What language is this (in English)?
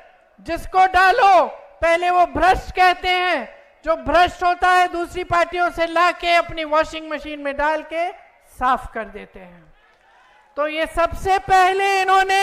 Hindi